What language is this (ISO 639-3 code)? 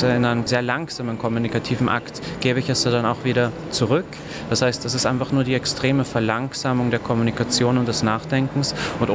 deu